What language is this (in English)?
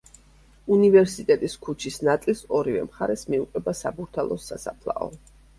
Georgian